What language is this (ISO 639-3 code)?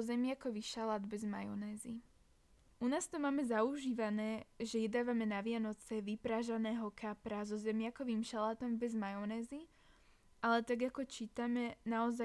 slk